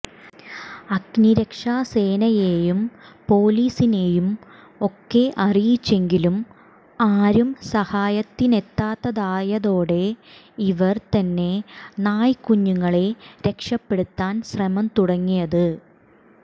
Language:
Malayalam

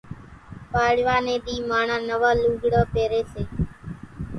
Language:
Kachi Koli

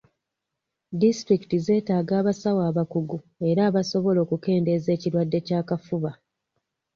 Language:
Ganda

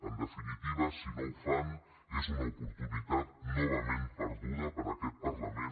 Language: Catalan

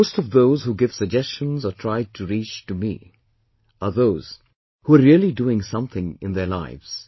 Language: English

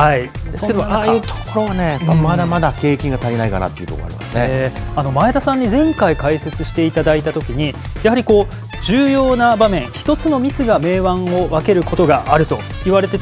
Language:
Japanese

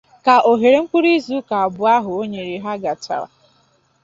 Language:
Igbo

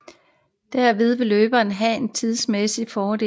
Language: Danish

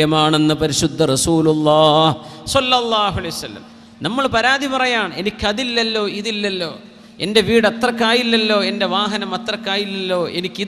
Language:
Malayalam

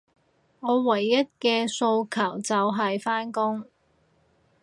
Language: Cantonese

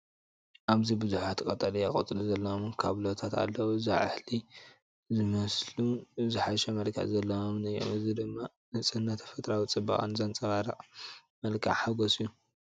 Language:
Tigrinya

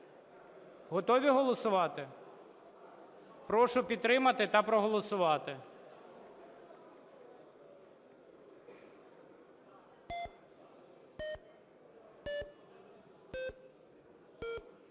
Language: Ukrainian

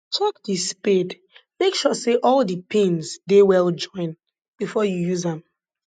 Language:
Nigerian Pidgin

